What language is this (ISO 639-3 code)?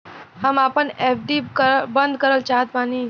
bho